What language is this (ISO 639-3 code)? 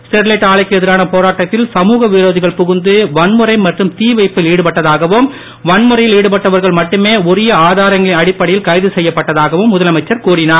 tam